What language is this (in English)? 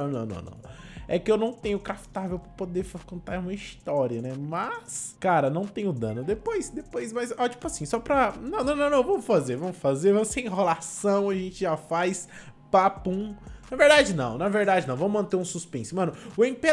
Portuguese